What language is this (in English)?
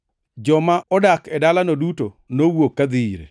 Luo (Kenya and Tanzania)